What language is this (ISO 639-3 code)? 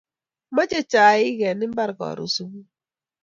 kln